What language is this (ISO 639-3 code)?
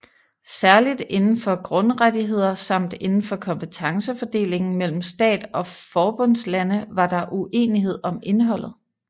dan